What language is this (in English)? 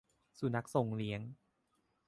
Thai